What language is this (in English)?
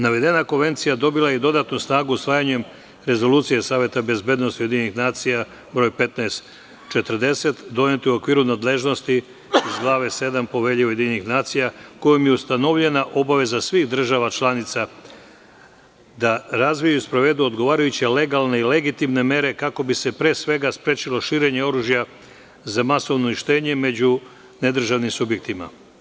Serbian